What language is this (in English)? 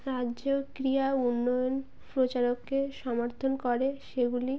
Bangla